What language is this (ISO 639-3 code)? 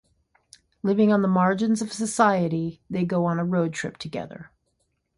eng